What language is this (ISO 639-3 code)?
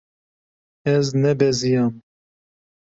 kur